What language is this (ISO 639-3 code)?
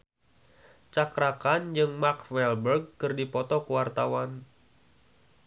sun